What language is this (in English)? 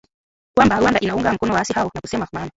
Swahili